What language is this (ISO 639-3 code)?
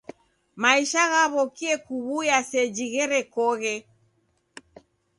dav